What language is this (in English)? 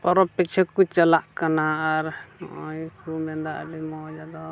Santali